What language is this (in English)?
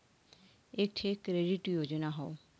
Bhojpuri